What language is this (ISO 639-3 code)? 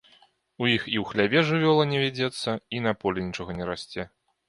bel